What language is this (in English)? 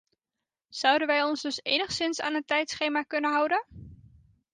Dutch